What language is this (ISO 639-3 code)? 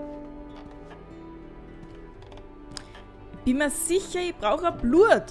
deu